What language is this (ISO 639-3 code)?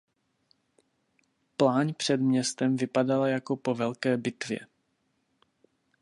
ces